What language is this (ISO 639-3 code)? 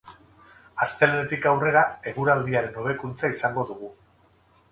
eus